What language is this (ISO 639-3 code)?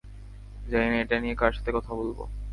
ben